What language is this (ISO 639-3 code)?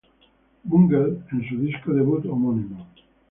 spa